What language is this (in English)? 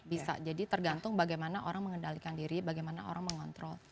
Indonesian